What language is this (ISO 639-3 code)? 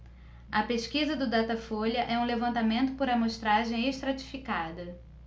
por